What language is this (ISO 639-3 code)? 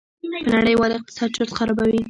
pus